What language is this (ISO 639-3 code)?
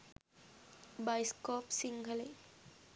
sin